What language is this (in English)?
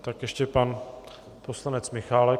Czech